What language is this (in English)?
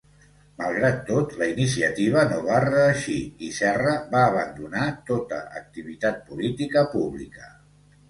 Catalan